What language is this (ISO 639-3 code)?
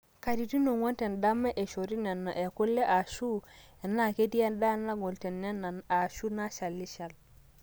mas